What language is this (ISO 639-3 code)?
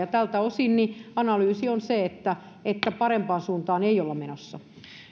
fin